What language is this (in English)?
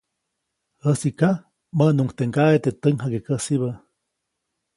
Copainalá Zoque